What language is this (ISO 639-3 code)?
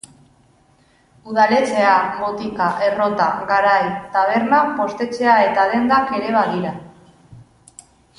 eus